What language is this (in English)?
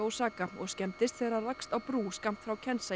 Icelandic